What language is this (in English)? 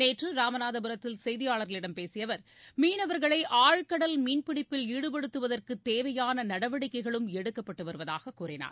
Tamil